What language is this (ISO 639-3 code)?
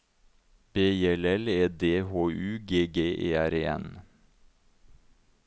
nor